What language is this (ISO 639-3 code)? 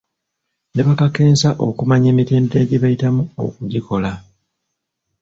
lug